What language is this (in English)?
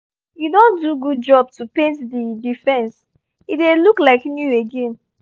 Nigerian Pidgin